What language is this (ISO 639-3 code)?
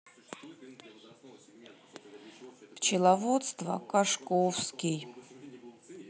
rus